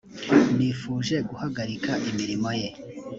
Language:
Kinyarwanda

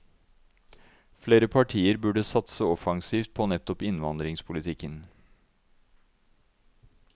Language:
Norwegian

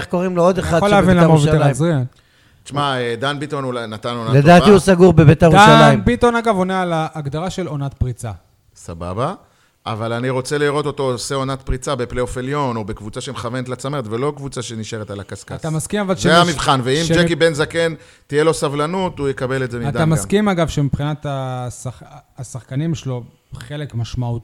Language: Hebrew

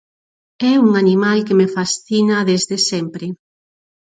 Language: Galician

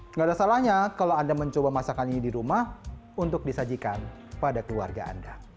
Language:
Indonesian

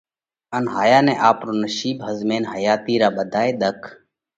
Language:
Parkari Koli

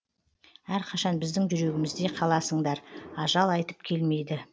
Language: Kazakh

